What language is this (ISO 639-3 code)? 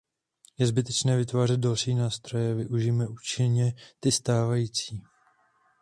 ces